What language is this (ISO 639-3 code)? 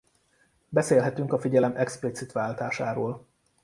hun